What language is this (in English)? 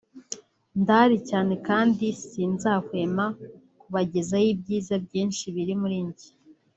Kinyarwanda